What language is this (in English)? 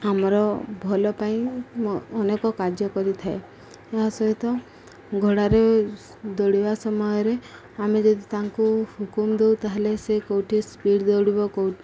Odia